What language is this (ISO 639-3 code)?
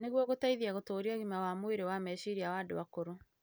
kik